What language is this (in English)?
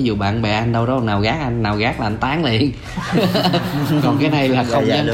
Vietnamese